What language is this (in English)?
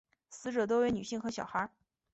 Chinese